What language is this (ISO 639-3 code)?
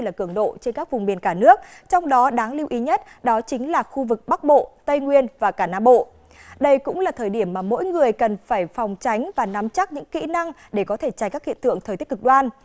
vie